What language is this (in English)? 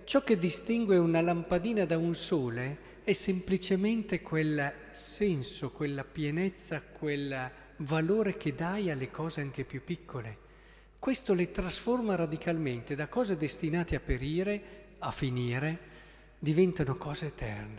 Italian